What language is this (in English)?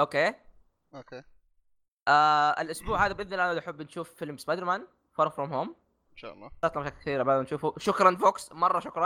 Arabic